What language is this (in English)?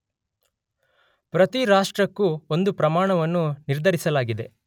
Kannada